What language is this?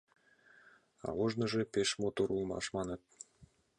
Mari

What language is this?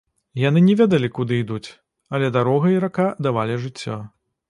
Belarusian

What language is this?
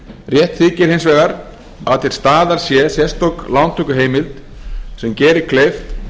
Icelandic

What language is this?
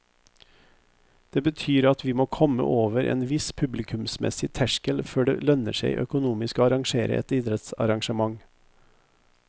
Norwegian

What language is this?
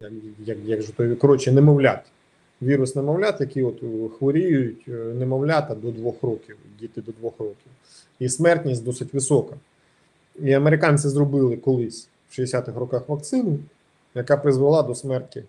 Ukrainian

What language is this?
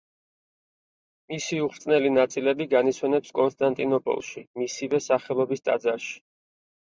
Georgian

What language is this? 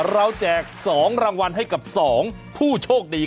Thai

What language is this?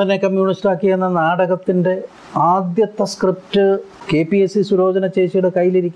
Malayalam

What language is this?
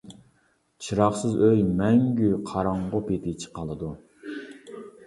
Uyghur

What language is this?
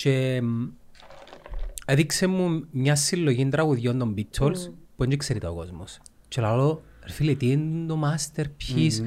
Greek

